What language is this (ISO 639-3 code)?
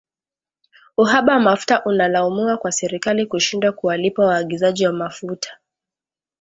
swa